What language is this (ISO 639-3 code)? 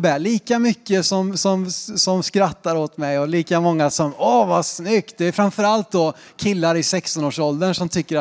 swe